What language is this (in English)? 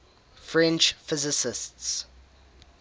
English